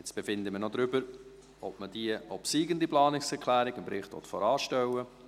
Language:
Swiss German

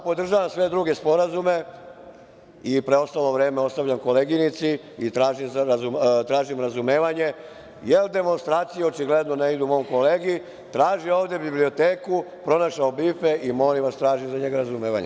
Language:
Serbian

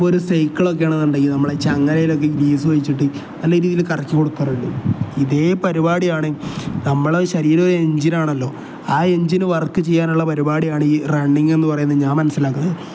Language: Malayalam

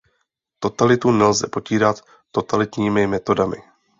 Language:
Czech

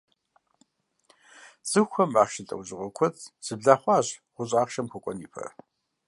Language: Kabardian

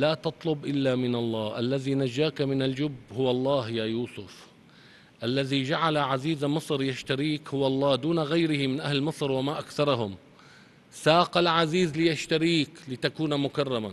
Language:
Arabic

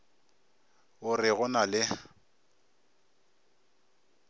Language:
Northern Sotho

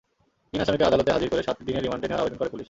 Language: Bangla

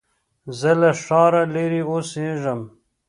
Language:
Pashto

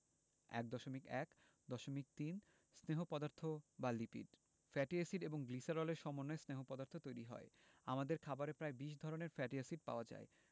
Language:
Bangla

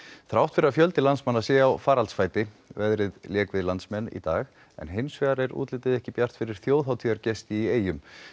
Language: Icelandic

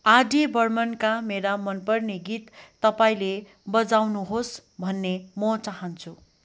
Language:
Nepali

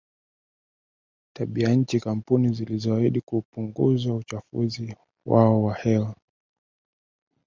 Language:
Swahili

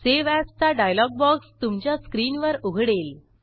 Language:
Marathi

